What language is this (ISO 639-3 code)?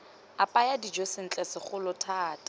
tsn